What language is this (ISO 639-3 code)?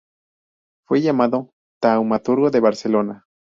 spa